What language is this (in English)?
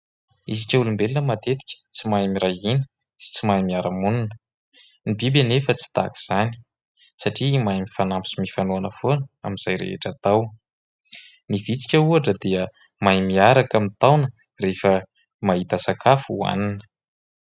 Malagasy